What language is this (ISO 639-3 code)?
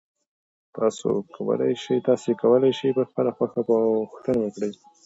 pus